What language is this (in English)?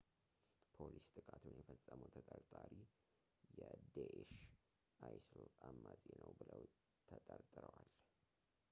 Amharic